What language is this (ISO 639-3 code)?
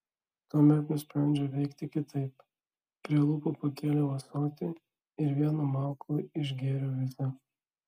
lit